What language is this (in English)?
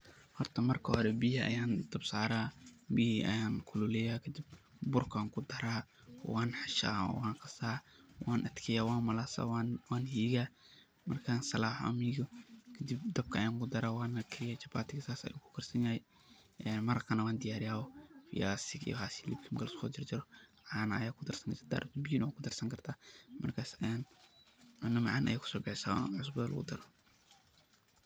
Somali